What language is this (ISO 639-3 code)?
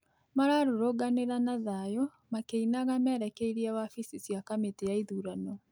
kik